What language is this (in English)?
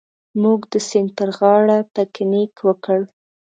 Pashto